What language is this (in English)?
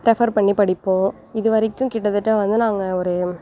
Tamil